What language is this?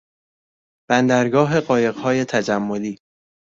Persian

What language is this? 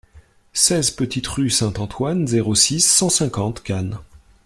French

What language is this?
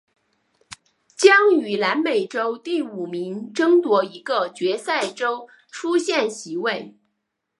Chinese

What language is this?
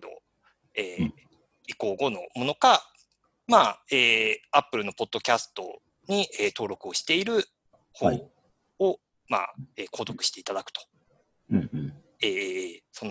Japanese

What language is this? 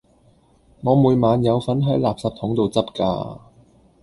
Cantonese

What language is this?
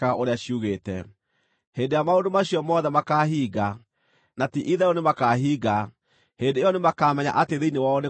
Kikuyu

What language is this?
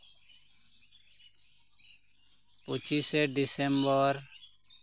Santali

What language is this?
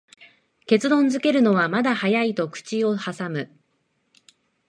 Japanese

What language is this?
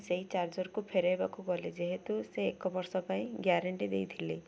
Odia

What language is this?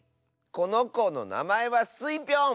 Japanese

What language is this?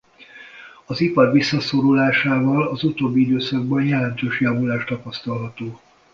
Hungarian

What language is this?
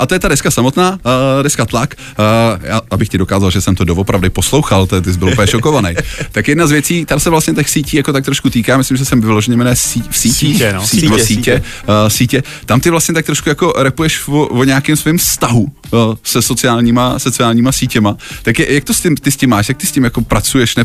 Czech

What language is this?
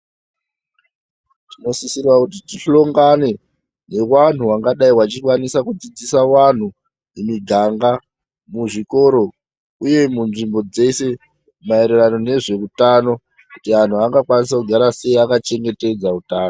Ndau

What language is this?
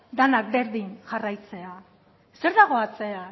Basque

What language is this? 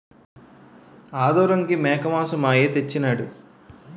Telugu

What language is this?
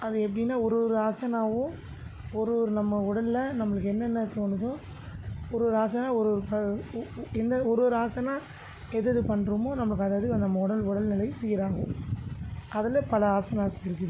Tamil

